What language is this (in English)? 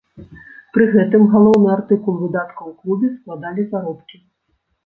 Belarusian